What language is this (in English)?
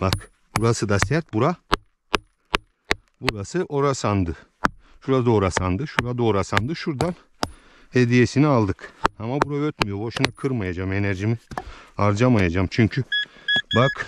Turkish